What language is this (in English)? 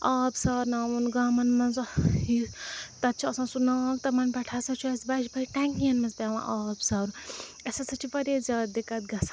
Kashmiri